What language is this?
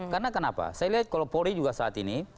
Indonesian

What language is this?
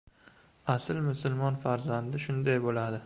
Uzbek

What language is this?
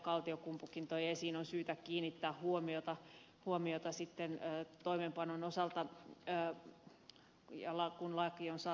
Finnish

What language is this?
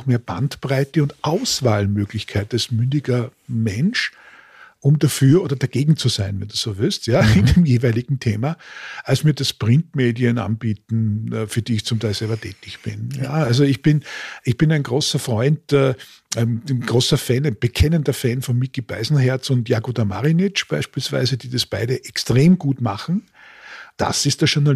German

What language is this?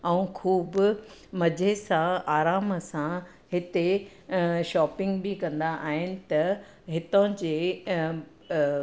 Sindhi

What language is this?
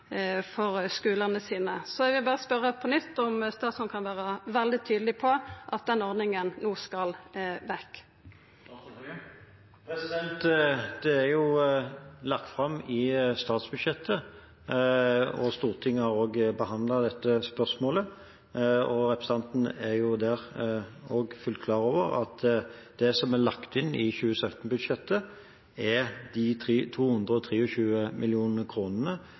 Norwegian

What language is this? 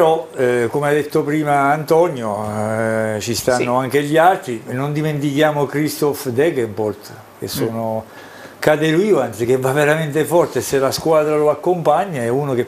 Italian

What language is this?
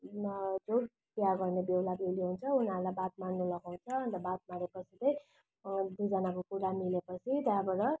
Nepali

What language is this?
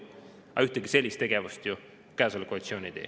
Estonian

